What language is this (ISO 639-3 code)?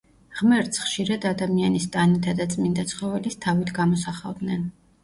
kat